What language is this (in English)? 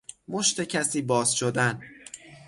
Persian